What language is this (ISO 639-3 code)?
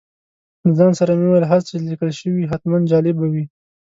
pus